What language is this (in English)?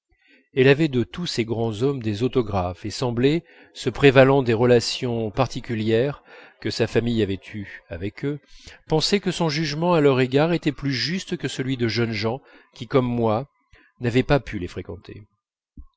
French